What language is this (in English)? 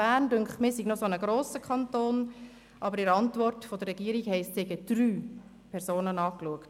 Swiss German